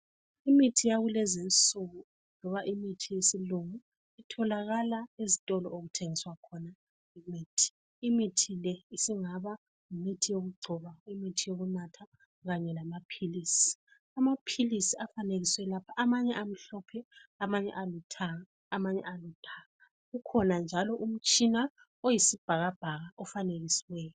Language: North Ndebele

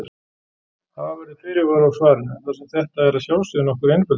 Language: Icelandic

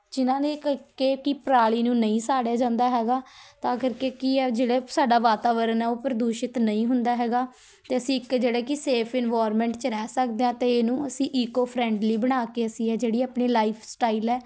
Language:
Punjabi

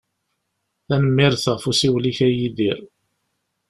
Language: Kabyle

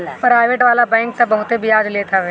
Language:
Bhojpuri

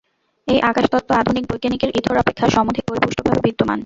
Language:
Bangla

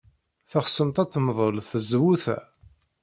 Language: Kabyle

